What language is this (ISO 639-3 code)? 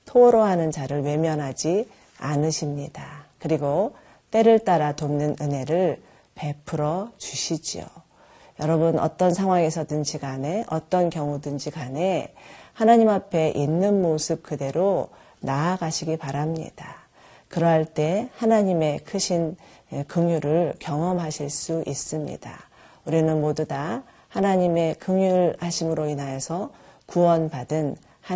kor